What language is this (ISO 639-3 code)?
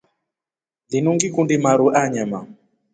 rof